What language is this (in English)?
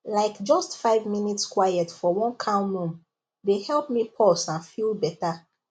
Nigerian Pidgin